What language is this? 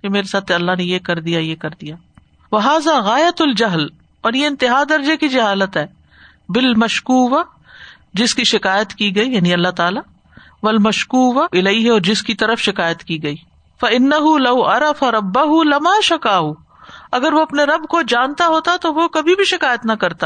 Urdu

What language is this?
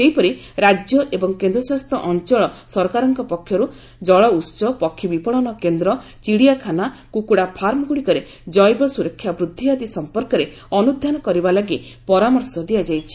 Odia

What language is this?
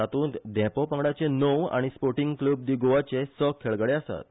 Konkani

